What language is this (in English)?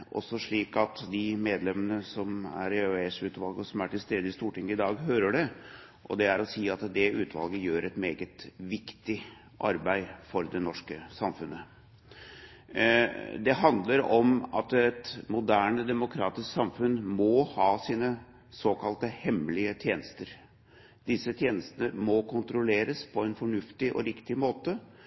Norwegian Bokmål